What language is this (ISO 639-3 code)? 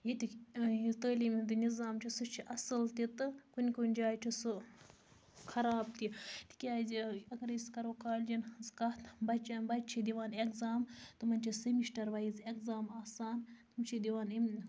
kas